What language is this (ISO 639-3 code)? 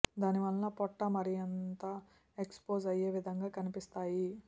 tel